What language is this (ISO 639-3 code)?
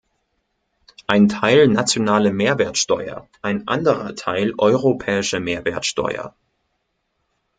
deu